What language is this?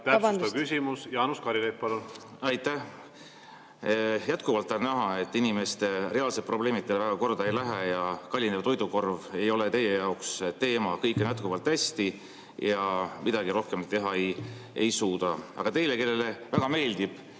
Estonian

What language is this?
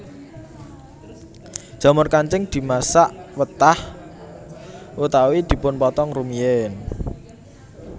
Javanese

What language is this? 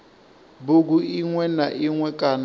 Venda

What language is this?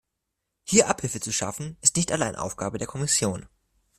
German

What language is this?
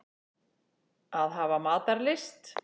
Icelandic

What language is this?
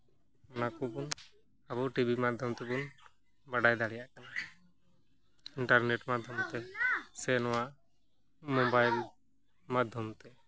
Santali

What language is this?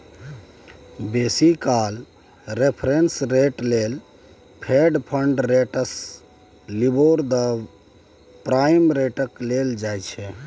Maithili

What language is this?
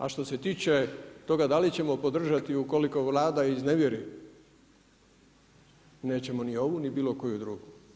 Croatian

